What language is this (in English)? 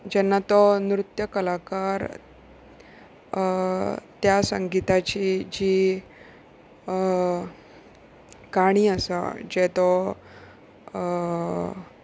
Konkani